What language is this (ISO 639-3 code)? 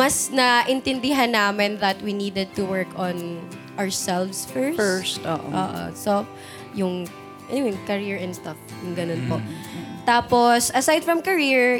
fil